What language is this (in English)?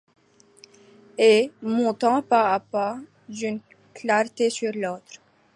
French